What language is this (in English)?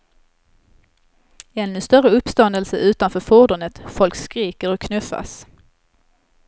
Swedish